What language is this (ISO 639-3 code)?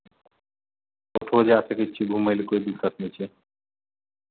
mai